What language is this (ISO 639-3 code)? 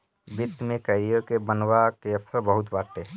bho